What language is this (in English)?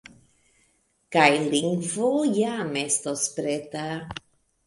Esperanto